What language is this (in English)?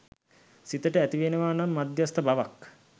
Sinhala